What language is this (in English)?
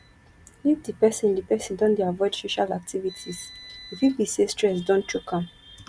Nigerian Pidgin